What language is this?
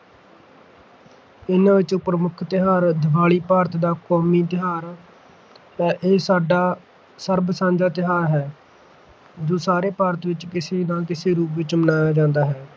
Punjabi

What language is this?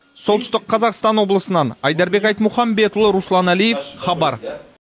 Kazakh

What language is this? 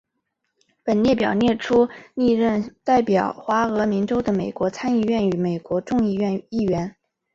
Chinese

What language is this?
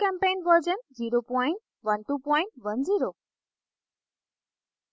Hindi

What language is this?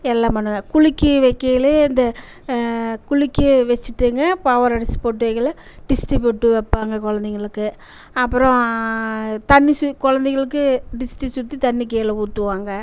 Tamil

